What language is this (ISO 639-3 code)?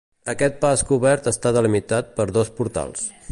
cat